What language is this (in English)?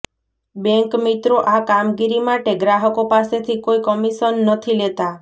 Gujarati